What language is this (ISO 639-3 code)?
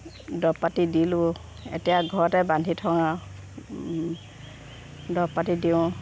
asm